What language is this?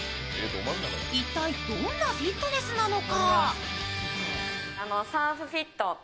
Japanese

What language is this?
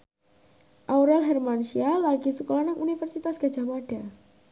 Javanese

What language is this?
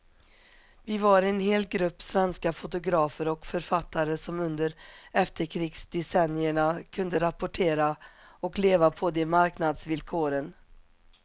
Swedish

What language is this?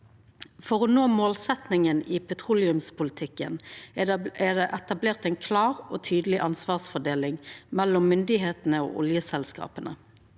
Norwegian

